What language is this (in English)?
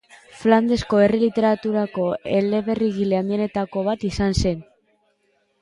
Basque